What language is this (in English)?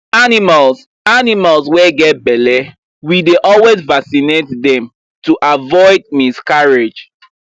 Nigerian Pidgin